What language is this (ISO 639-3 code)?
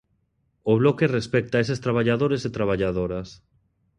glg